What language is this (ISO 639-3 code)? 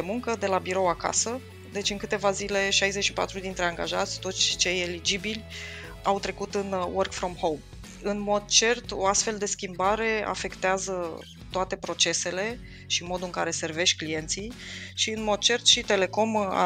ron